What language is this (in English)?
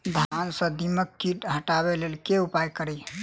Maithili